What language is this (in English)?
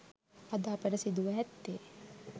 Sinhala